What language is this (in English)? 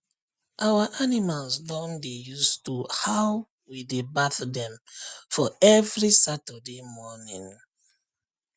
Nigerian Pidgin